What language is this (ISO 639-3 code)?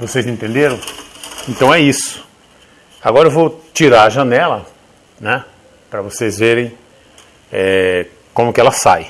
por